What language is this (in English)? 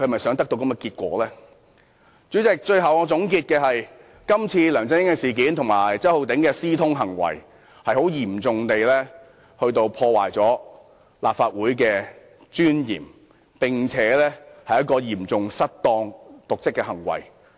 Cantonese